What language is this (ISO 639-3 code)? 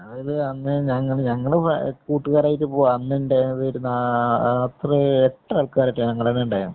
mal